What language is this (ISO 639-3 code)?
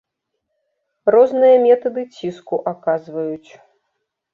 bel